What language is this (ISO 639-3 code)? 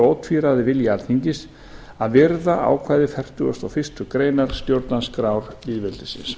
isl